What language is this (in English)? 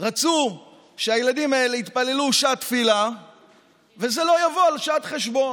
Hebrew